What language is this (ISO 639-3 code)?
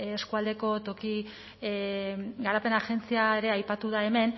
eus